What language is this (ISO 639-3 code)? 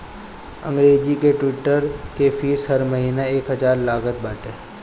bho